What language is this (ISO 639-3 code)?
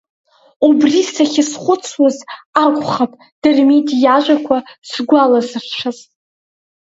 abk